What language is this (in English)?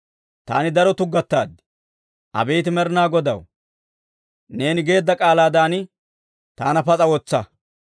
Dawro